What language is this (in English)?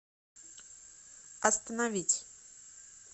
Russian